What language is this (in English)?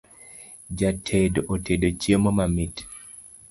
Luo (Kenya and Tanzania)